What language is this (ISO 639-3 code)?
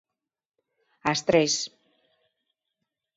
glg